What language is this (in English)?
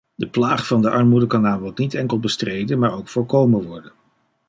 Dutch